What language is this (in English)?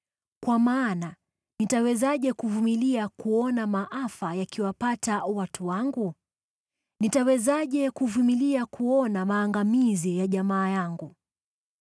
Swahili